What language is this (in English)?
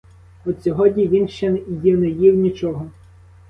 Ukrainian